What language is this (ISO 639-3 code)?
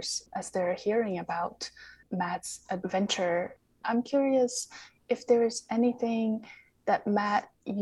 eng